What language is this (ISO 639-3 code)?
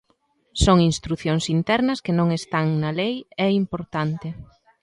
glg